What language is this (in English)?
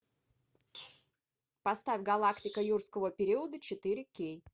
Russian